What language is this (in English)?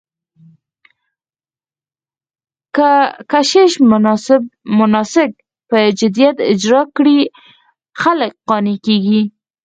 Pashto